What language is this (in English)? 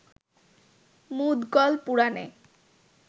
Bangla